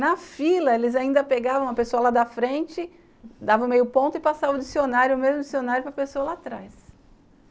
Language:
Portuguese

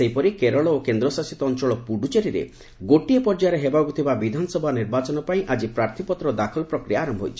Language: Odia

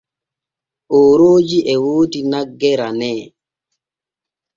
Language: Borgu Fulfulde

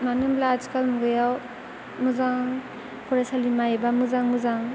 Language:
Bodo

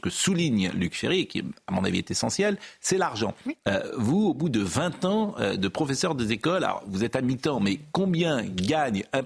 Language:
French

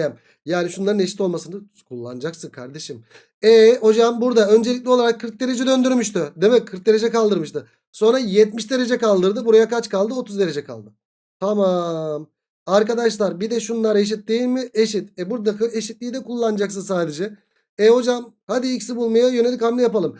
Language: Turkish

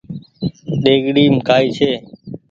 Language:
Goaria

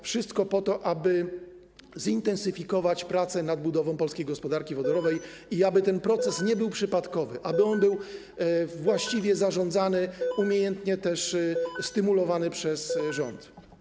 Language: Polish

